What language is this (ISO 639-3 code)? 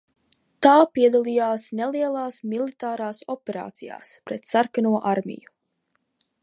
lav